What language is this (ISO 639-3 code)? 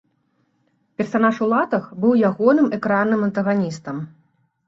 bel